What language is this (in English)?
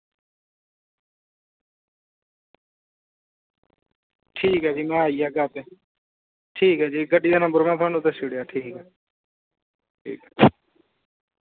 Dogri